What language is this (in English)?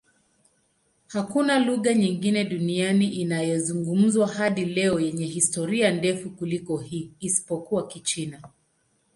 Swahili